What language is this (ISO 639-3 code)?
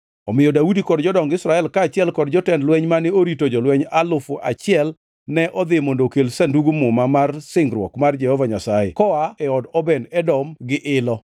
luo